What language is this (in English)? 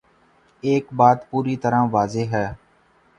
Urdu